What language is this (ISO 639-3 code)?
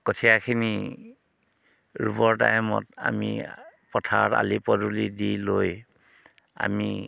asm